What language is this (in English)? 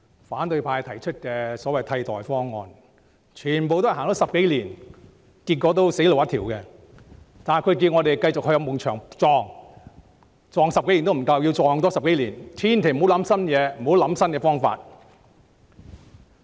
Cantonese